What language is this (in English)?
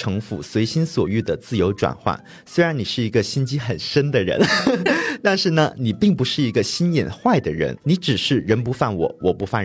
Chinese